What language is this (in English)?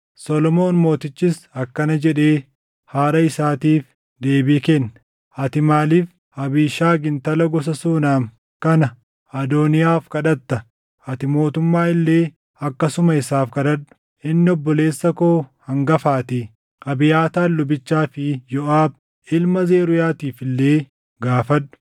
Oromo